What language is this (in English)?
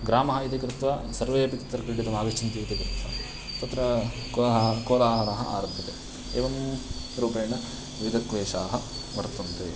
Sanskrit